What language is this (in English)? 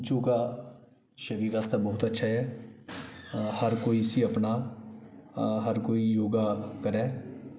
Dogri